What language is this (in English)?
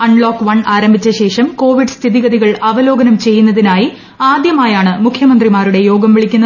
Malayalam